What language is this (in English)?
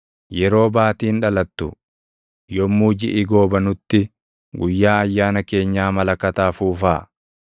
Oromo